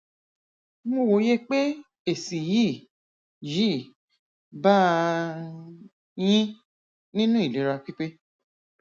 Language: Yoruba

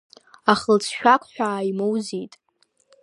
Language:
Abkhazian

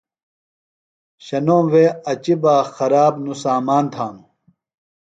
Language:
Phalura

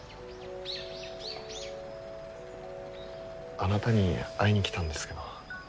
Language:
Japanese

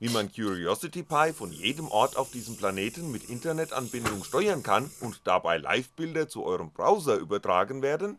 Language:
German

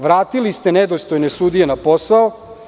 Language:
Serbian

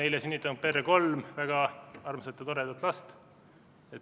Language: Estonian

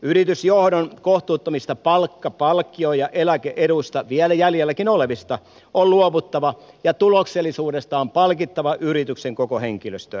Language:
Finnish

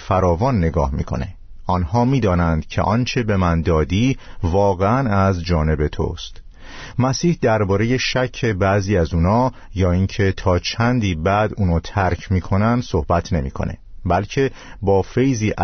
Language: Persian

